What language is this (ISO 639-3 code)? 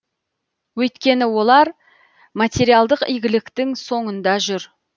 kaz